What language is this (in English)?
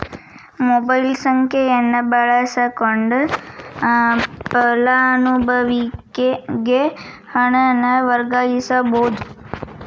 Kannada